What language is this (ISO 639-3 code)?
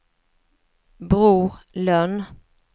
swe